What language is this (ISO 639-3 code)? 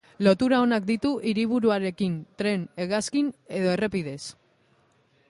eus